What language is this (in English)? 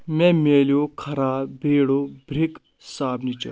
Kashmiri